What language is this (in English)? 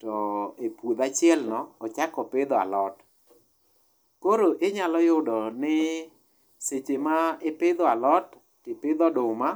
Luo (Kenya and Tanzania)